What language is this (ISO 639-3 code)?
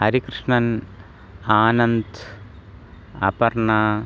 san